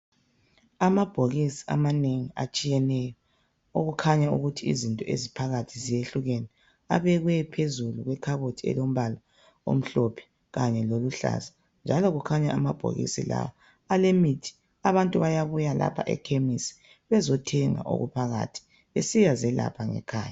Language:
North Ndebele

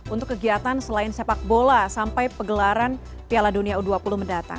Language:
Indonesian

